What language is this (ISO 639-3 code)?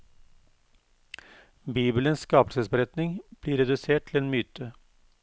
nor